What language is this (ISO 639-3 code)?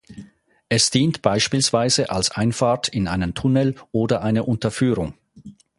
deu